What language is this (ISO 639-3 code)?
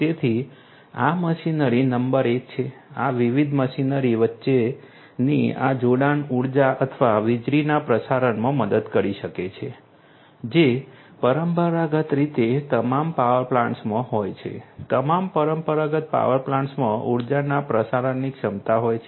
guj